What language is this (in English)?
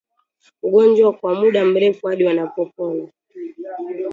Swahili